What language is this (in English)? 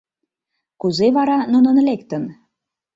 Mari